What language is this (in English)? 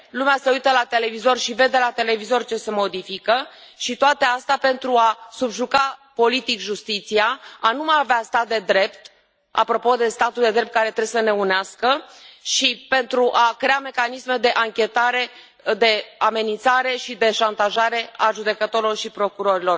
Romanian